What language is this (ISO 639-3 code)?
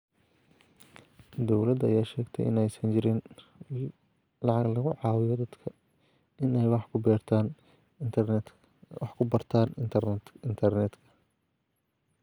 som